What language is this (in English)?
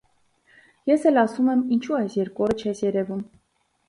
Armenian